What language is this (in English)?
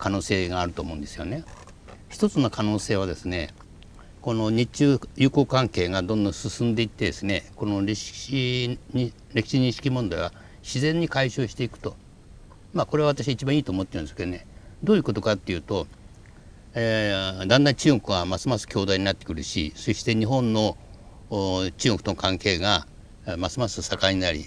Japanese